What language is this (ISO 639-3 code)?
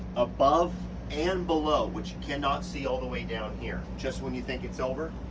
eng